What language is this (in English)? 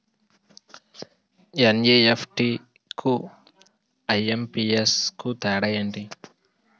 Telugu